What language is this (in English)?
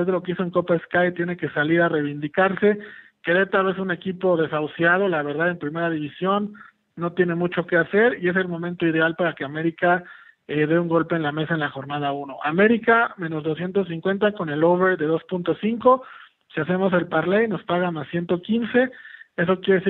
Spanish